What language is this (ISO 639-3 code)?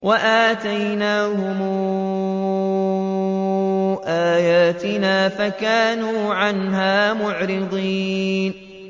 ara